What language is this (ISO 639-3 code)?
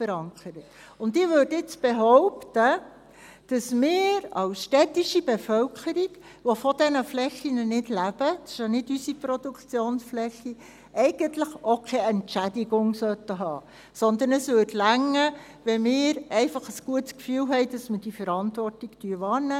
gsw